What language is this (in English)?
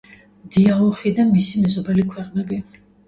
Georgian